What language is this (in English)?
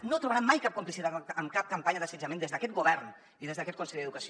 Catalan